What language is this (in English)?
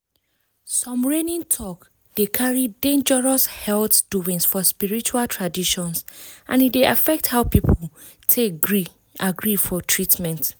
Nigerian Pidgin